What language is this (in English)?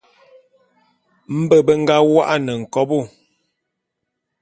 Bulu